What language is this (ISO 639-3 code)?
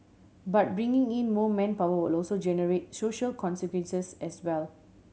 eng